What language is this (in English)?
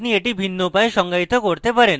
Bangla